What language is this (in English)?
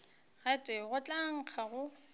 Northern Sotho